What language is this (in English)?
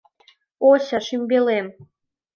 Mari